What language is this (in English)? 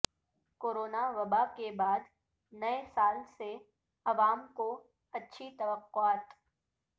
Urdu